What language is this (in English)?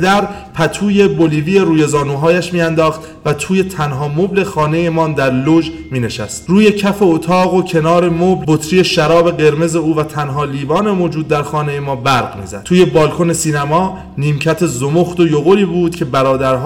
Persian